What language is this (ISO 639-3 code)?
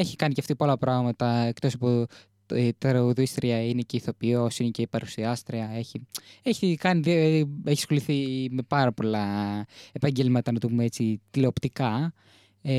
ell